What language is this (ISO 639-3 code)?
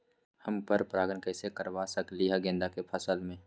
mag